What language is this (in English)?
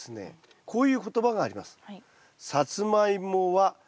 Japanese